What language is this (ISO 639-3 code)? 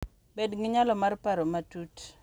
luo